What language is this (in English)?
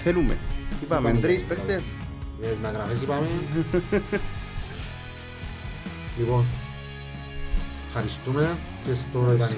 Greek